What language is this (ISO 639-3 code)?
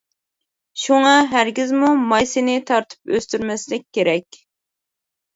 uig